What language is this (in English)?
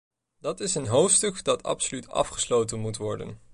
Dutch